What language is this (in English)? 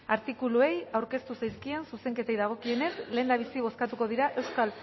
Basque